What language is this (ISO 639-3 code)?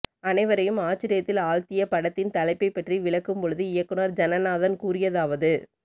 tam